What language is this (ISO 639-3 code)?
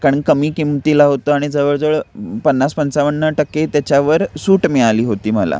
mar